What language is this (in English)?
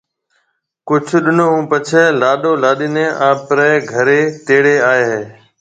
Marwari (Pakistan)